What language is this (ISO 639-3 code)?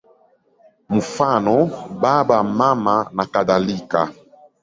swa